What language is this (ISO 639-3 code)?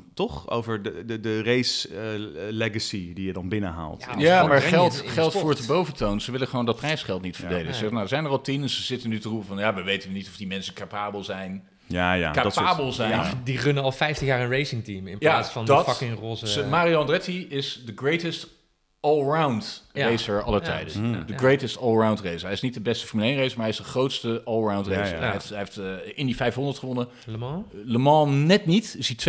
nld